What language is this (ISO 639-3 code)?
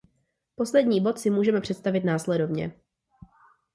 ces